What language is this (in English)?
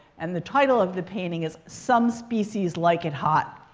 English